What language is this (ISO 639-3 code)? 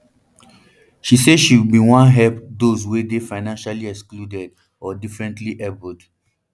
pcm